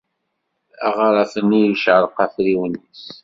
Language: Kabyle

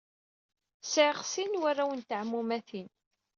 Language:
Kabyle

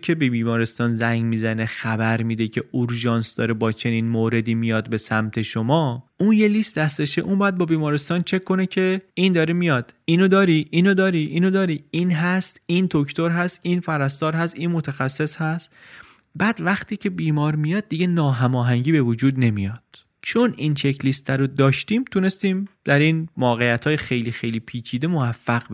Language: Persian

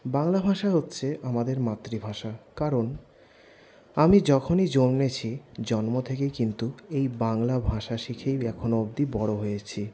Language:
Bangla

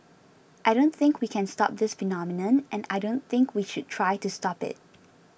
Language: English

